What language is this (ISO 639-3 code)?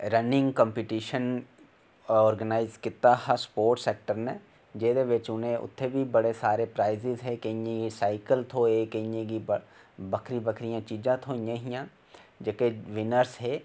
doi